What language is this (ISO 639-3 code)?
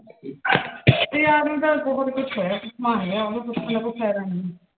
pan